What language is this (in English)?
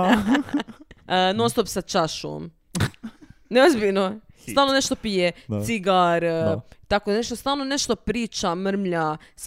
Croatian